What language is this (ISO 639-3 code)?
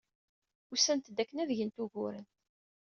kab